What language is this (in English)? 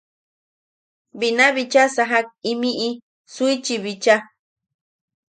Yaqui